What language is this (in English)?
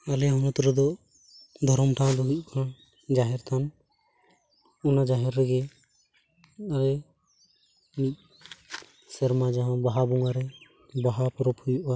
Santali